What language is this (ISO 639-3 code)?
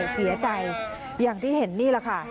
tha